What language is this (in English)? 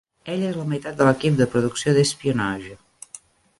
Catalan